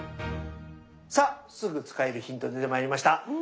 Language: Japanese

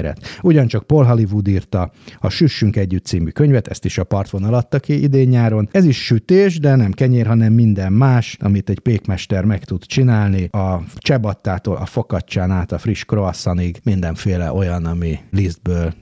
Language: Hungarian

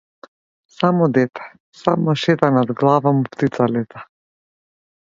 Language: Macedonian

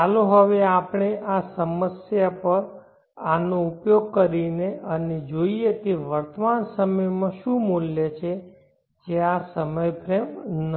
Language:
Gujarati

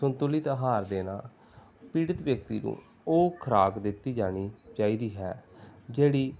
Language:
Punjabi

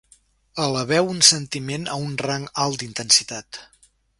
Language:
Catalan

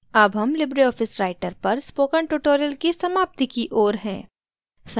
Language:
Hindi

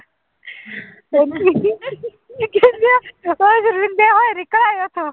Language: Punjabi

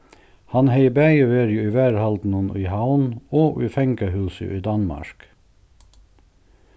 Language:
Faroese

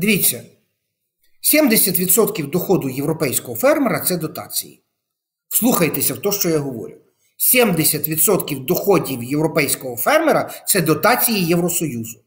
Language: Ukrainian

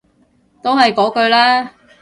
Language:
Cantonese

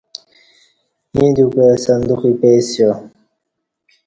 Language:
Kati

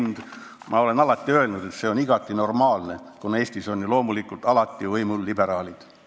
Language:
Estonian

